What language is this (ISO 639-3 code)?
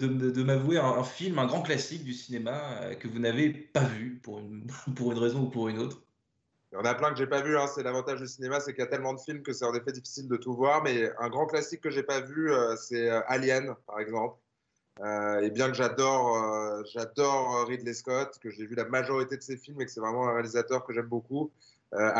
fra